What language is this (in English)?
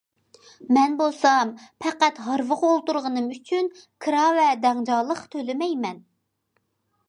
Uyghur